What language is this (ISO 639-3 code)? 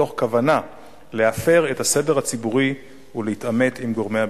heb